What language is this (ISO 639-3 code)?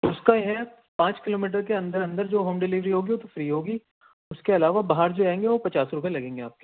urd